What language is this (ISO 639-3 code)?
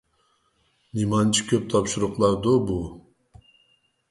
uig